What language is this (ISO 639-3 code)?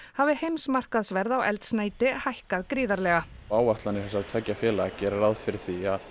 isl